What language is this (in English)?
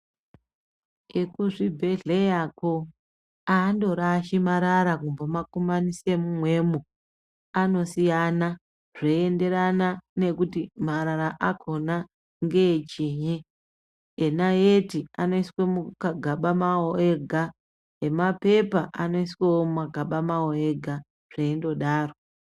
Ndau